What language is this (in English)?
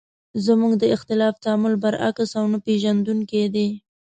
Pashto